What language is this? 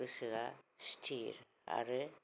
Bodo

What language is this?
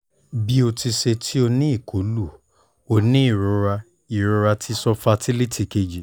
Yoruba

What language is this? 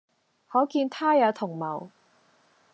Cantonese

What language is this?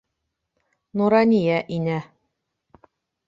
Bashkir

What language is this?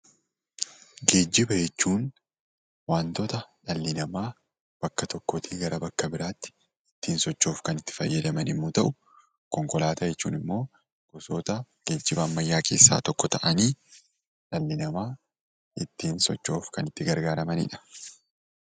Oromo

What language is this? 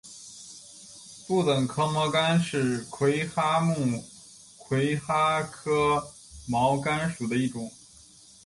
Chinese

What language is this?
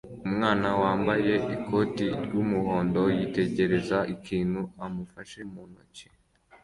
Kinyarwanda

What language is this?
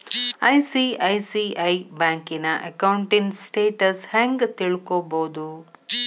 Kannada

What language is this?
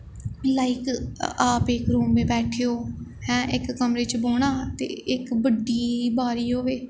Dogri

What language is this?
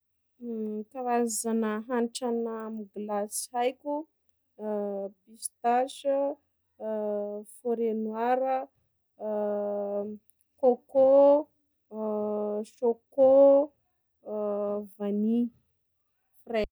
Sakalava Malagasy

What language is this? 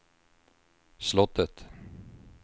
Swedish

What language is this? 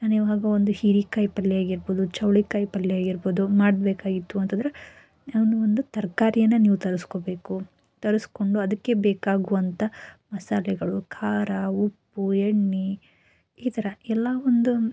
Kannada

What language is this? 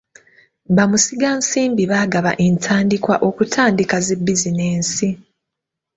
Ganda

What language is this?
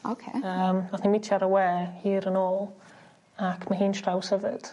Welsh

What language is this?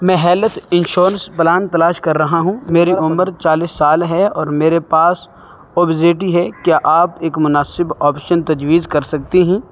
Urdu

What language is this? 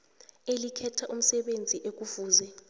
South Ndebele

